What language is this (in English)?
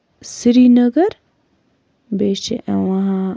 Kashmiri